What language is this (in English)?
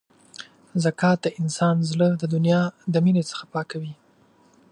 Pashto